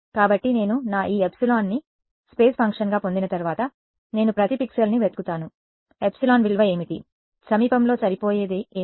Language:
Telugu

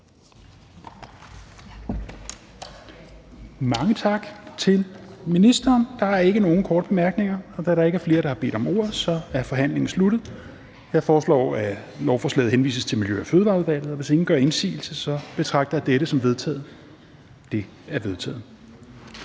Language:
Danish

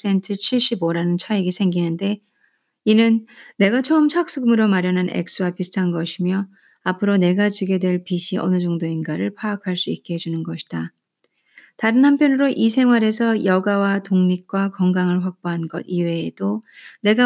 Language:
Korean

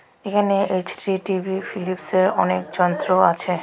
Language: Bangla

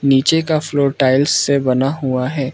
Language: Hindi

